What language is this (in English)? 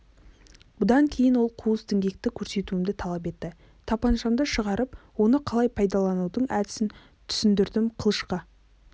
Kazakh